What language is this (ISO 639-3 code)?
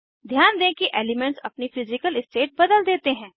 hin